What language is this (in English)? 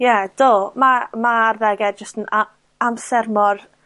Welsh